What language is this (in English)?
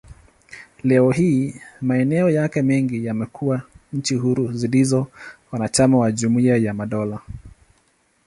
Swahili